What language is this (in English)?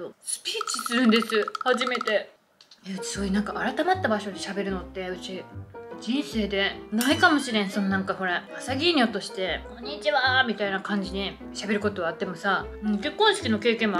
Japanese